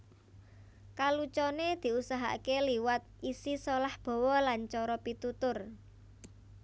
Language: Javanese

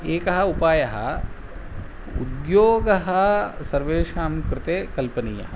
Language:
Sanskrit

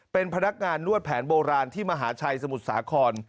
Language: Thai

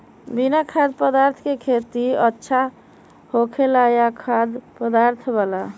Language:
Magahi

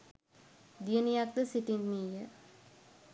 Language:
Sinhala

